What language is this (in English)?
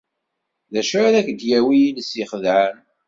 Kabyle